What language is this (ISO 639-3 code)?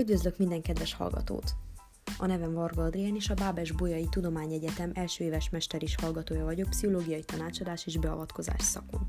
hun